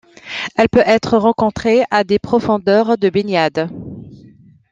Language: French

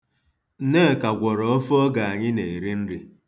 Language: Igbo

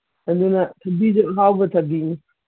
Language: Manipuri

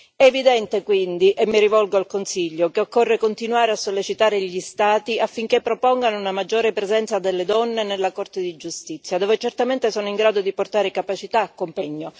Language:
Italian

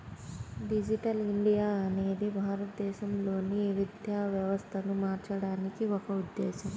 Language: Telugu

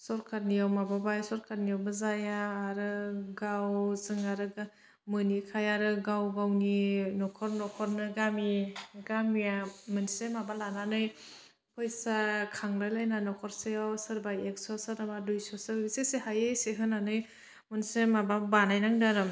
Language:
Bodo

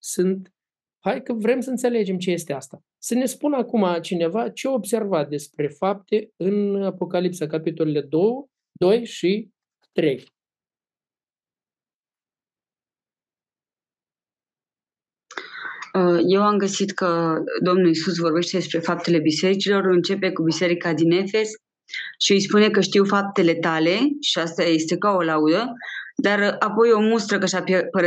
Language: Romanian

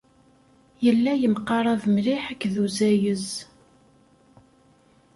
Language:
Kabyle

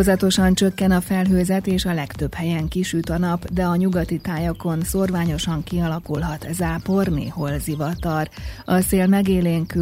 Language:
Hungarian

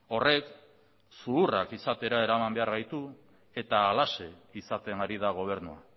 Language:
Basque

